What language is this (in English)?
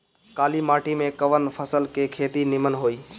Bhojpuri